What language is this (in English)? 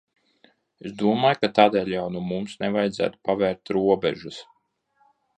Latvian